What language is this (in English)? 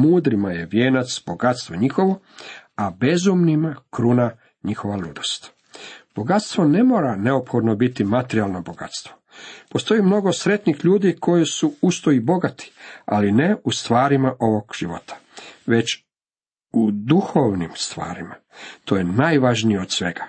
Croatian